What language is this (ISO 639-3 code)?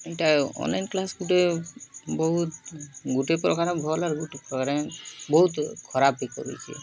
ori